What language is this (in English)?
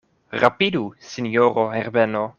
Esperanto